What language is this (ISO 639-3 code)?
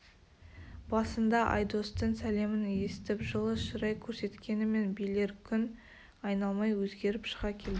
kaz